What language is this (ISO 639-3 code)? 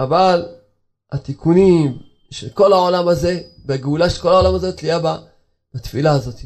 heb